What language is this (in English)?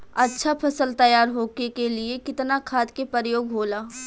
Bhojpuri